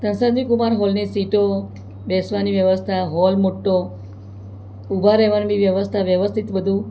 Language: Gujarati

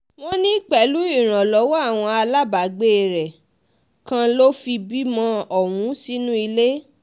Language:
Yoruba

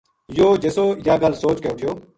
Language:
Gujari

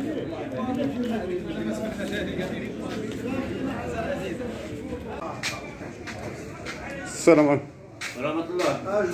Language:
Arabic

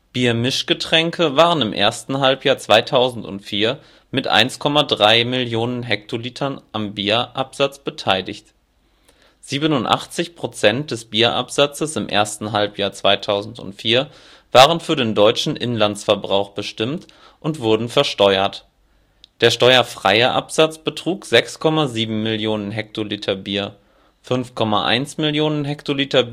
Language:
German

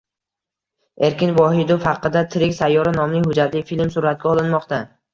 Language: Uzbek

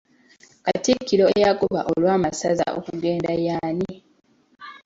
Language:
Ganda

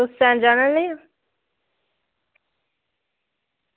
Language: Dogri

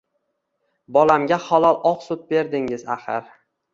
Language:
Uzbek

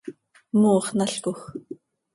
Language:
Seri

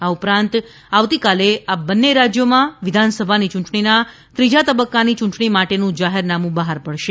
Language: Gujarati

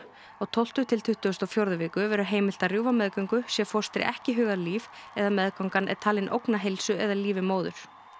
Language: Icelandic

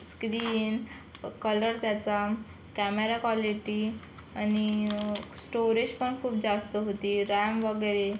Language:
Marathi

